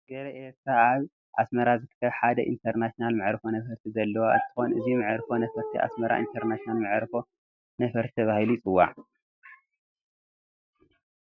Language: Tigrinya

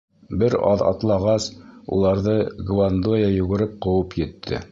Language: Bashkir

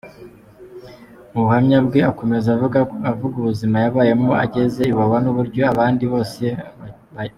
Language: Kinyarwanda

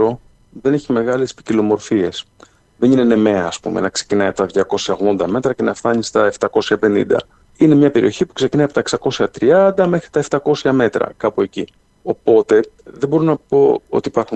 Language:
Greek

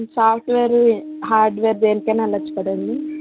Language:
Telugu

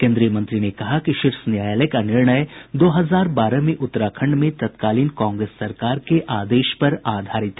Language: Hindi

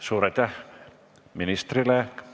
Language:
Estonian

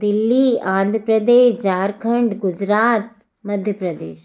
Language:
Hindi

